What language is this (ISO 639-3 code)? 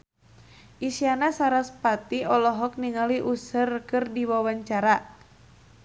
sun